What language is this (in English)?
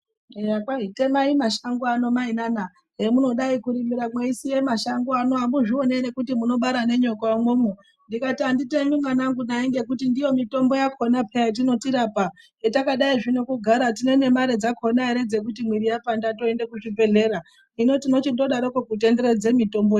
Ndau